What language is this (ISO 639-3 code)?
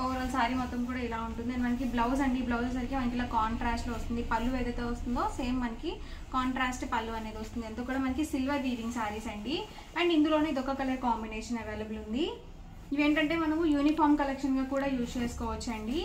tel